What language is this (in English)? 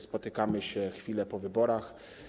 Polish